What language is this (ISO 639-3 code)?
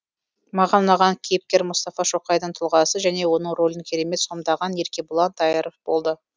kaz